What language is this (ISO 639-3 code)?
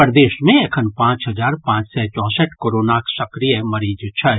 mai